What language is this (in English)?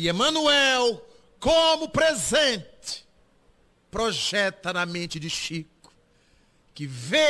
Portuguese